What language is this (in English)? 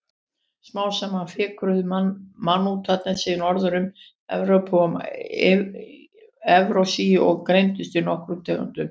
Icelandic